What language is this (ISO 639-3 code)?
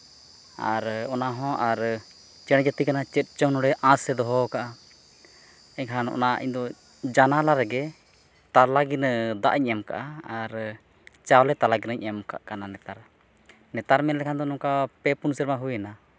sat